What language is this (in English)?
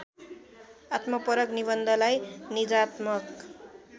Nepali